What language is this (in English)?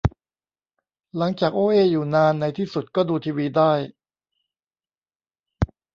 Thai